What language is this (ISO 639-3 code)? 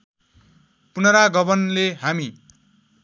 nep